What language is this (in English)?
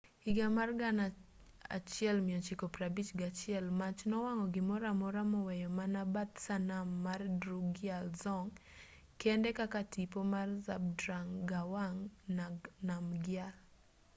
Luo (Kenya and Tanzania)